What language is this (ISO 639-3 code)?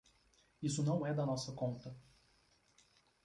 por